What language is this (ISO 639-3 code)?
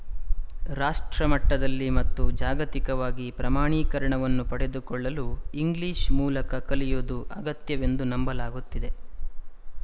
kan